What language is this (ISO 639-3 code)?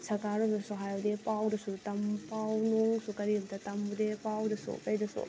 mni